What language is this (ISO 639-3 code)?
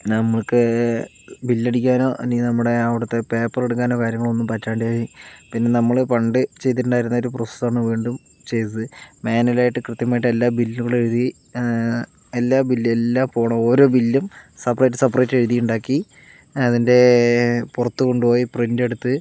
mal